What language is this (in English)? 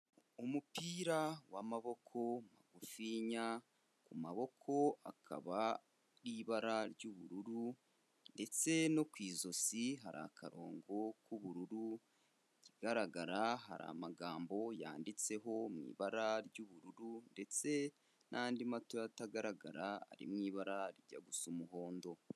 Kinyarwanda